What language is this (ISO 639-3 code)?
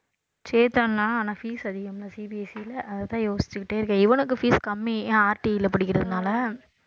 tam